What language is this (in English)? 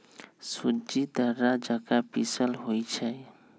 Magahi